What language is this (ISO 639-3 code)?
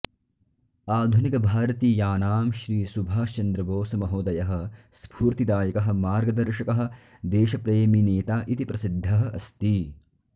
san